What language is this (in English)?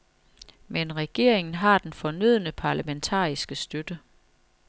Danish